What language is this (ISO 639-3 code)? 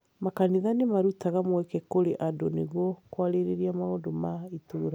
kik